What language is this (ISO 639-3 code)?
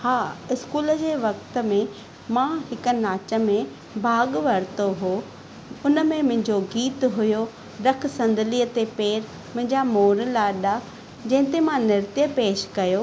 snd